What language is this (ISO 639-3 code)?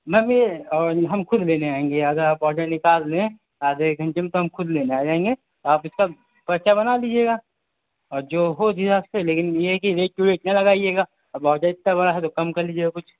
urd